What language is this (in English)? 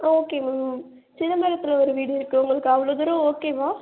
Tamil